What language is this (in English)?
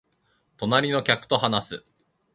Japanese